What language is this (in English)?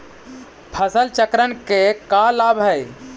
Magahi